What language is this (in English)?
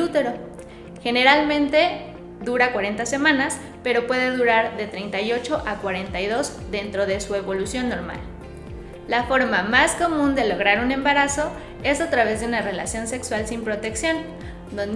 Spanish